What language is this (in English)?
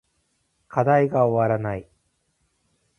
Japanese